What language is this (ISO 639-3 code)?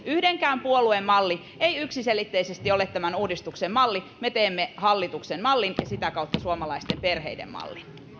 fin